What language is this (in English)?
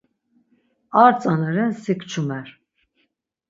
Laz